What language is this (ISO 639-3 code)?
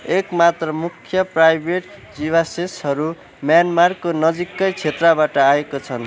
nep